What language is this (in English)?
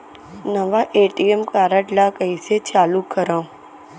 Chhattisgarhi